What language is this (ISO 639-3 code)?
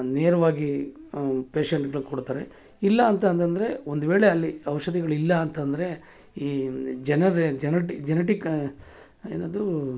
kan